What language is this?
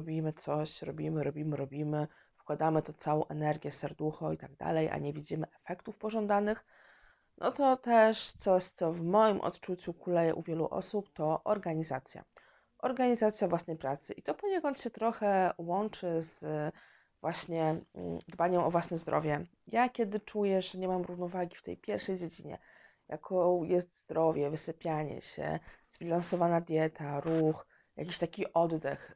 Polish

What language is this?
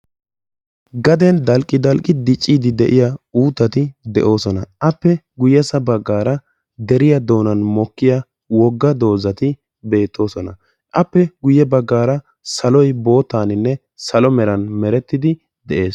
Wolaytta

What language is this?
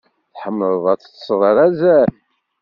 Kabyle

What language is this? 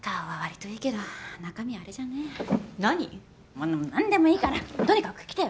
Japanese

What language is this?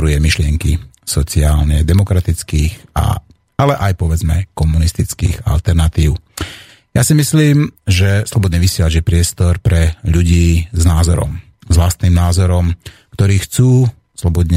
Slovak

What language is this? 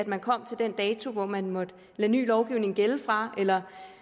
Danish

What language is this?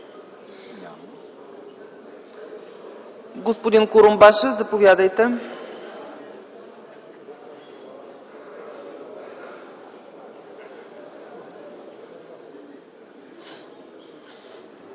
Bulgarian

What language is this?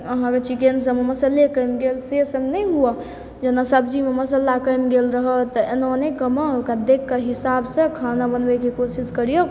Maithili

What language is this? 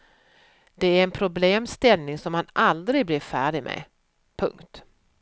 Swedish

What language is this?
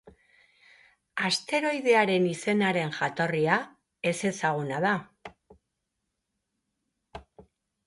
Basque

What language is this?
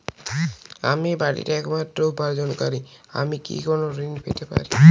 Bangla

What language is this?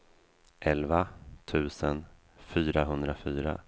Swedish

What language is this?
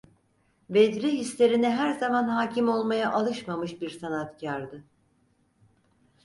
Turkish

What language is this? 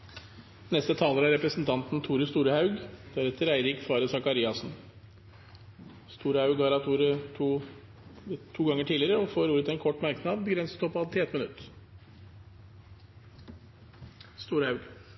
Norwegian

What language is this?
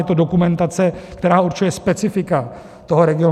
Czech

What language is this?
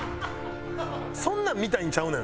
Japanese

